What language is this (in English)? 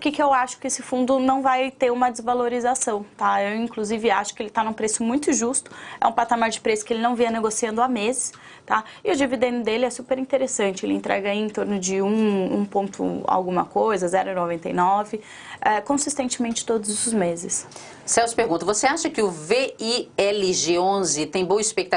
Portuguese